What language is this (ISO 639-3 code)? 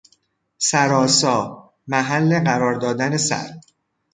fas